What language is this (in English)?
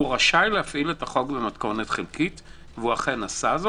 Hebrew